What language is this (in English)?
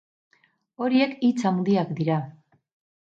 Basque